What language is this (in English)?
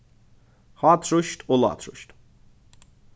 Faroese